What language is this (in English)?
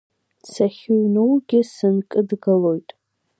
Abkhazian